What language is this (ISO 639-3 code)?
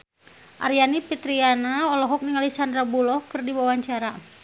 sun